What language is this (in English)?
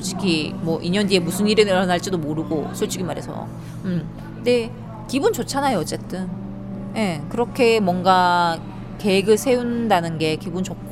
Korean